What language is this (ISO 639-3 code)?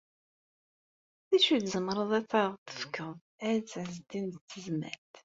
kab